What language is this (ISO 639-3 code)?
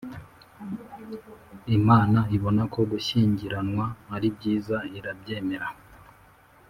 kin